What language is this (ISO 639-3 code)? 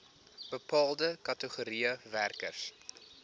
afr